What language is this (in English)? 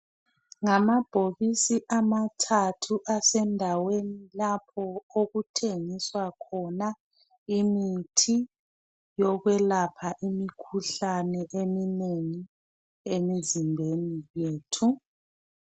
North Ndebele